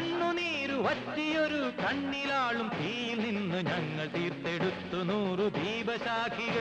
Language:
Malayalam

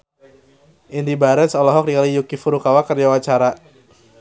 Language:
Sundanese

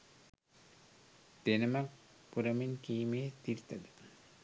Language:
Sinhala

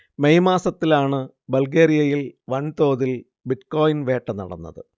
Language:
Malayalam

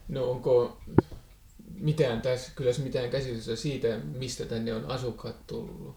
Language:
Finnish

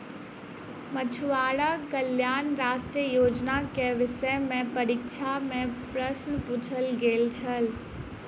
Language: Maithili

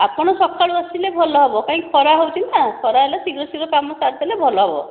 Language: Odia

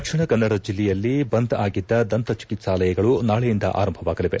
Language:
Kannada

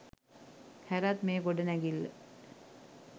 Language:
Sinhala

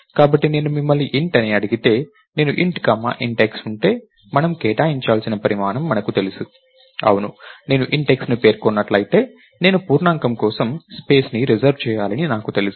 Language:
Telugu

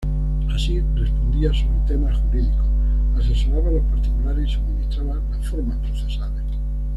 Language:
Spanish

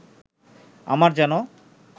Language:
Bangla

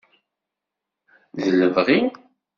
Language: Kabyle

